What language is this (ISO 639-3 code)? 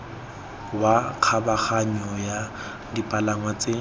tsn